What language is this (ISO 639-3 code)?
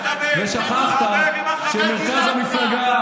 heb